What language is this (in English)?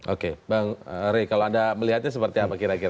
Indonesian